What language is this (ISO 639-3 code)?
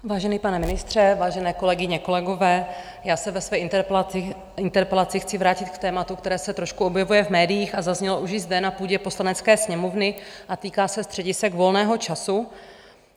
ces